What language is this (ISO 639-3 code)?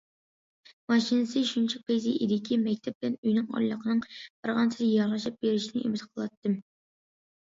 uig